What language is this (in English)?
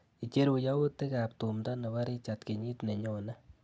Kalenjin